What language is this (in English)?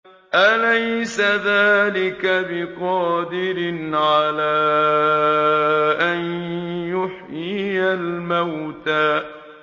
Arabic